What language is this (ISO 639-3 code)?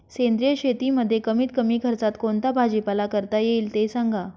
mar